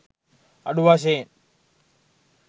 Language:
Sinhala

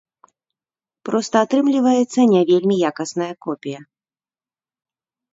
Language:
Belarusian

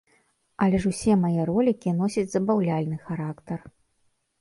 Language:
Belarusian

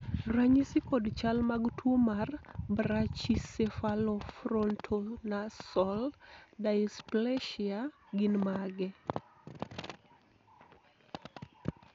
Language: Luo (Kenya and Tanzania)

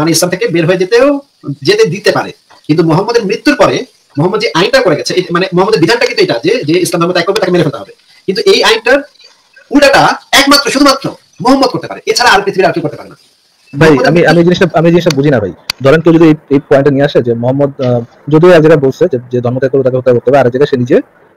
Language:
Indonesian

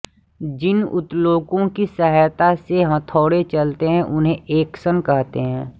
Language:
Hindi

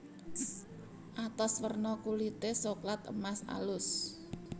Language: Javanese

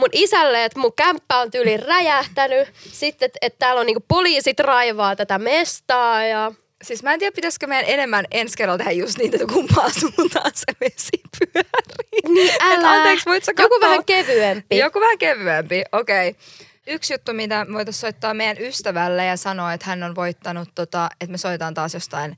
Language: Finnish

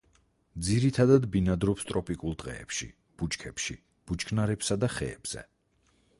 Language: Georgian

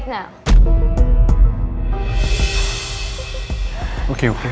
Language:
Indonesian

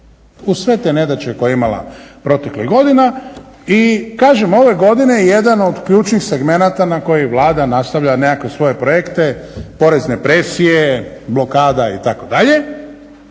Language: Croatian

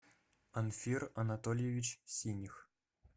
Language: Russian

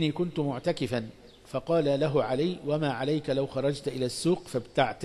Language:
Arabic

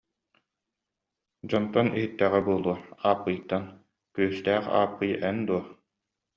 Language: Yakut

